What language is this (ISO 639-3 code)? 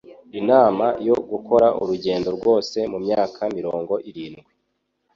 kin